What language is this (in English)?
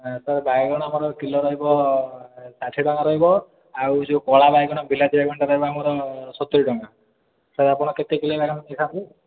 Odia